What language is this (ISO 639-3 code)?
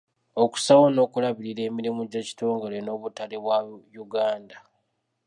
lug